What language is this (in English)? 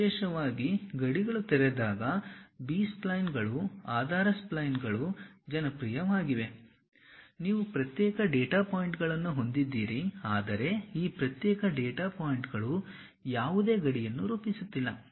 Kannada